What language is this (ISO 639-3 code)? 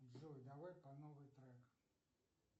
rus